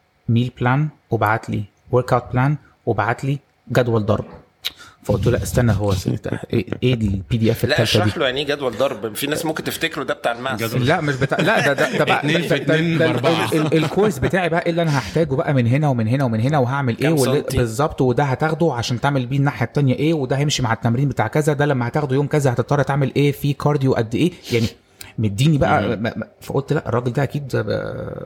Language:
Arabic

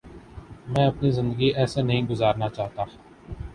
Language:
Urdu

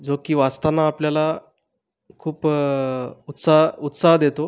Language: Marathi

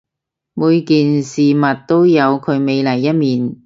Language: Cantonese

